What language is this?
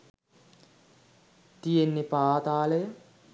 Sinhala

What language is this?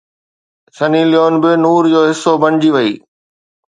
Sindhi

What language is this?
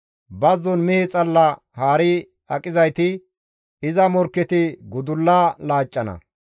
Gamo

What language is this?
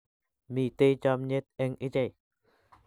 Kalenjin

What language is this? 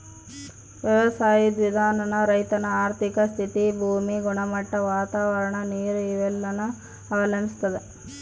Kannada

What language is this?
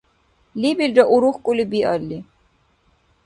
Dargwa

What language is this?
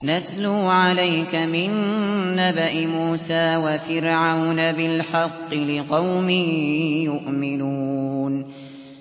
Arabic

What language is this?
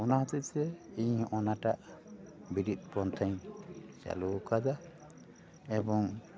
Santali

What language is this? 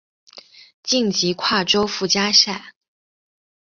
Chinese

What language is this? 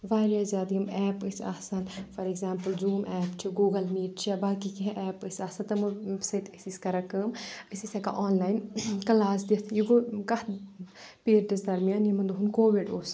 Kashmiri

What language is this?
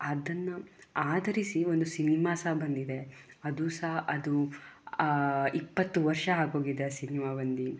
Kannada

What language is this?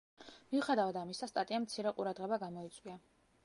Georgian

